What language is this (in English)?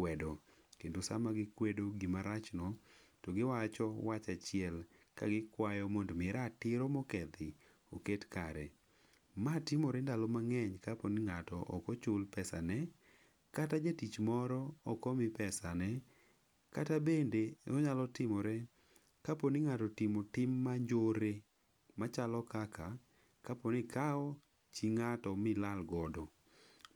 Luo (Kenya and Tanzania)